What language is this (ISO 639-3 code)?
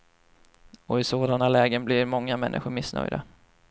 swe